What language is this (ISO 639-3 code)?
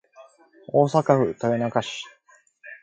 jpn